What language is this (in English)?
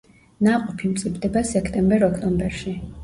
Georgian